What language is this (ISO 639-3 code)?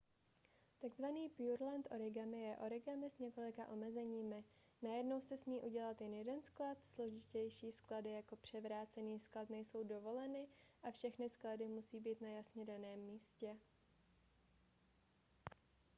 ces